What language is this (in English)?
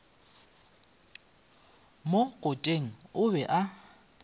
Northern Sotho